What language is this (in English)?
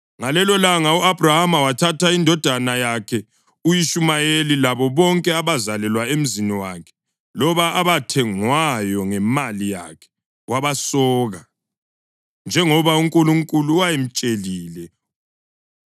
North Ndebele